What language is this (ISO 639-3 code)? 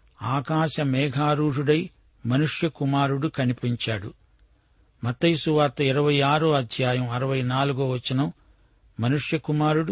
tel